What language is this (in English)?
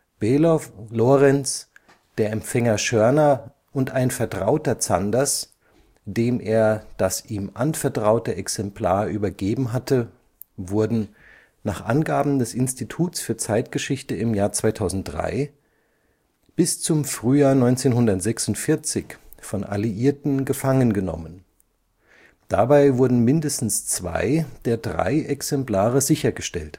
German